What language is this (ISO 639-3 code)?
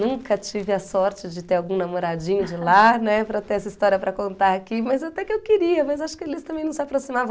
por